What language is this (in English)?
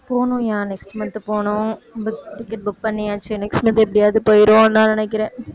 Tamil